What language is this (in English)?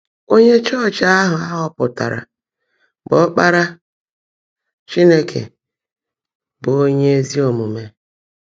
Igbo